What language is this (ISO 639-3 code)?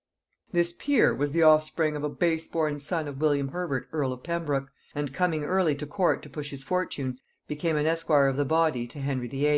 eng